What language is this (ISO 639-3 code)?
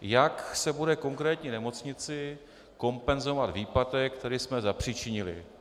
ces